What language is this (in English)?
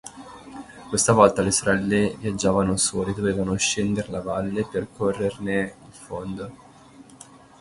Italian